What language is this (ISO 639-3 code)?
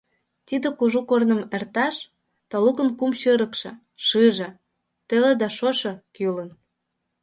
chm